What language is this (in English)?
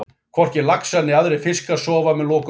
Icelandic